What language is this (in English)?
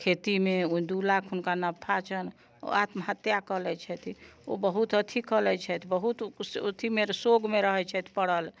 Maithili